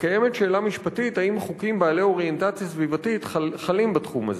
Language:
Hebrew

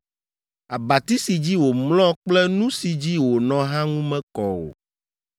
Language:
Ewe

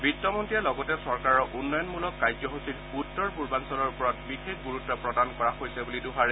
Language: Assamese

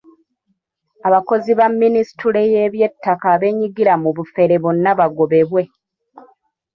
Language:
Ganda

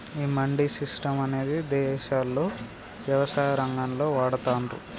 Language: Telugu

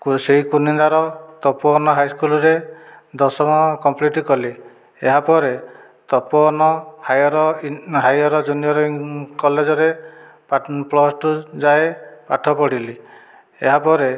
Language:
Odia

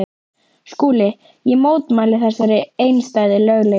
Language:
Icelandic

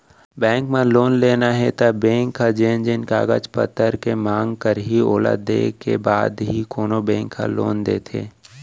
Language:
Chhattisgarhi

